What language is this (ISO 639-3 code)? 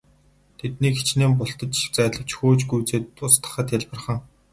mon